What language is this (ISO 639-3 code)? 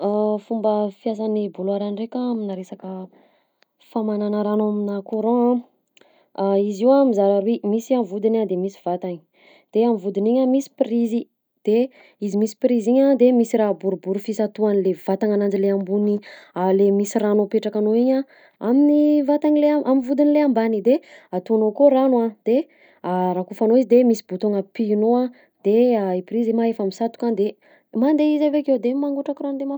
bzc